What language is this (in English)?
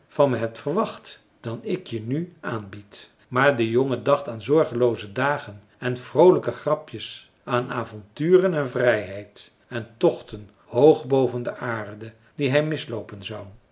Dutch